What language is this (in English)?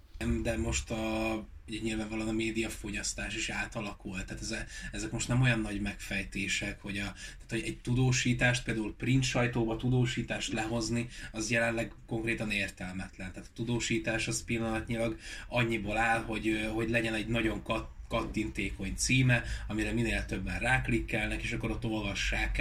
Hungarian